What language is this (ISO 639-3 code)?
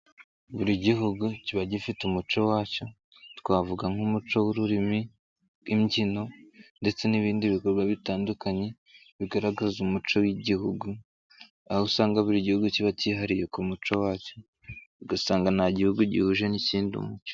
kin